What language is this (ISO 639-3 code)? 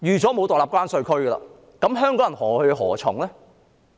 yue